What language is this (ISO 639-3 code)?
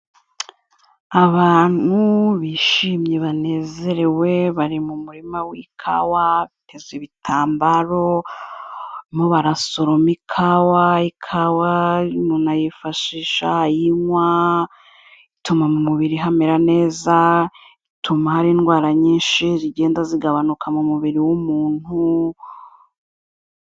kin